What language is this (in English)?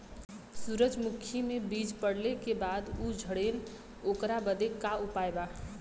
Bhojpuri